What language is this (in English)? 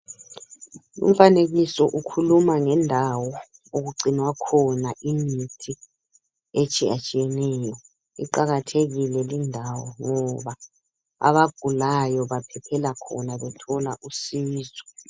North Ndebele